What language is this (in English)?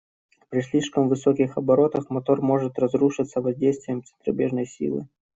Russian